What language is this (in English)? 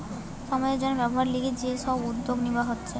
Bangla